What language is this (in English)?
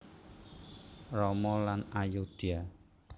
Javanese